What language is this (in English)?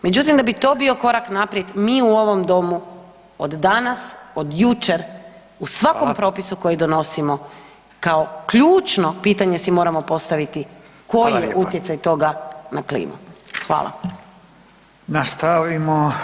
Croatian